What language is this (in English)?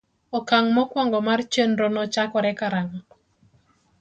Luo (Kenya and Tanzania)